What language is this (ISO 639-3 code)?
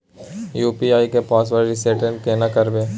mai